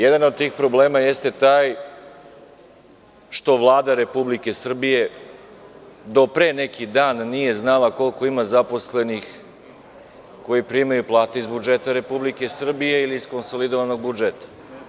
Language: Serbian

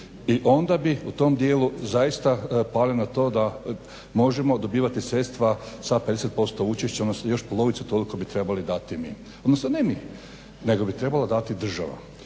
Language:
Croatian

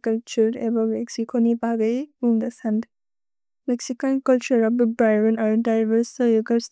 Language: Bodo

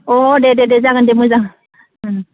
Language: Bodo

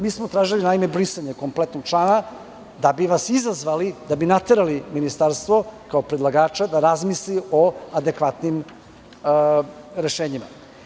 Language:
Serbian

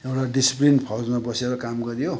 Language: Nepali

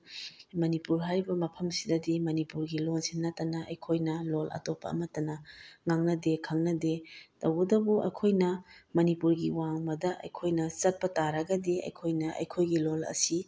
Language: Manipuri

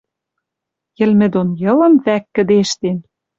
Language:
Western Mari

